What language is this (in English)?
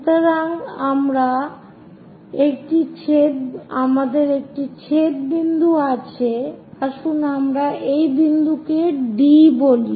Bangla